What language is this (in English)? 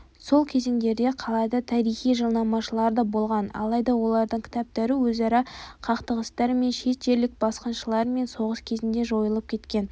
Kazakh